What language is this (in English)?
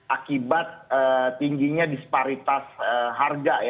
Indonesian